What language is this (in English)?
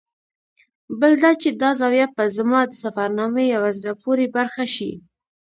Pashto